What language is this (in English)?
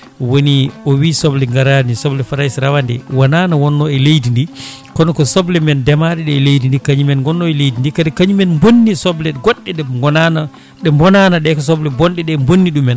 Fula